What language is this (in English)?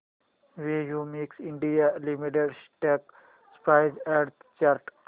Marathi